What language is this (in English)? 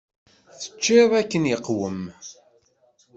Kabyle